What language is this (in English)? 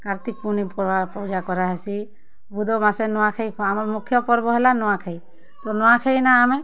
Odia